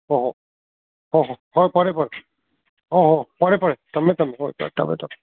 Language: Manipuri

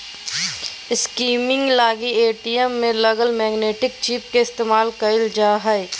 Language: Magahi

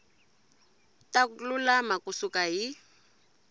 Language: Tsonga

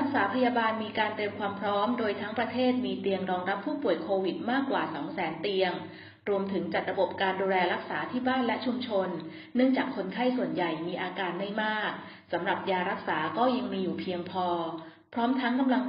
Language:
Thai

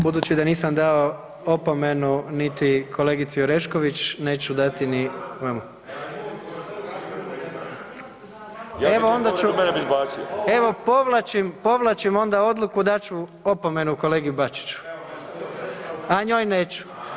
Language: Croatian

